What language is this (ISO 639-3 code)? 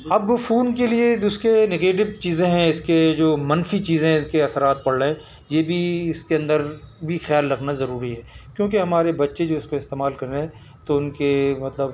urd